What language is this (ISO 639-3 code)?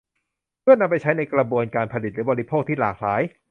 tha